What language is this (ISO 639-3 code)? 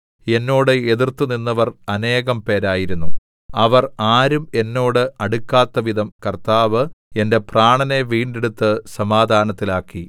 mal